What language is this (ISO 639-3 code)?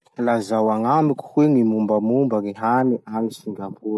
msh